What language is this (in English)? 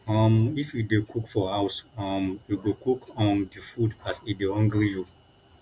Nigerian Pidgin